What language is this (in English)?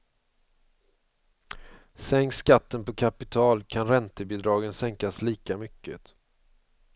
Swedish